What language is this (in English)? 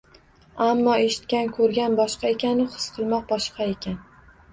Uzbek